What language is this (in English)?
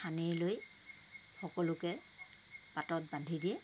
Assamese